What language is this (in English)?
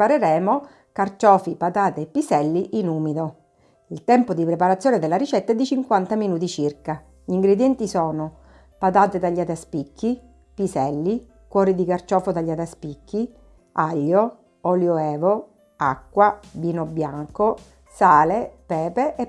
Italian